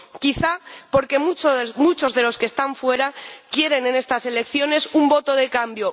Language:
Spanish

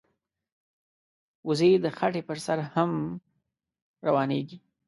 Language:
Pashto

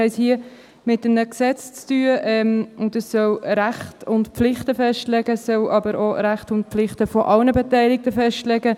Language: Swiss German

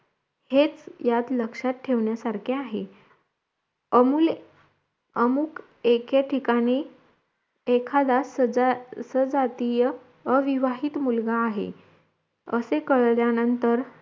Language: Marathi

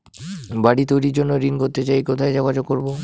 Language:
Bangla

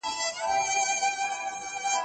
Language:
Pashto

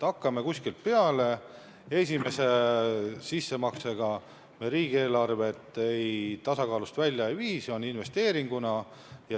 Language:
Estonian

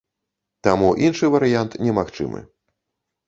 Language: Belarusian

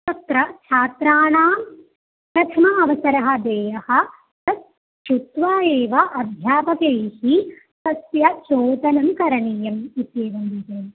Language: Sanskrit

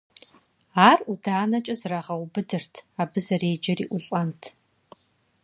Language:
Kabardian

